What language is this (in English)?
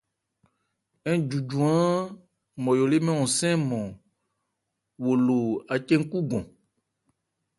Ebrié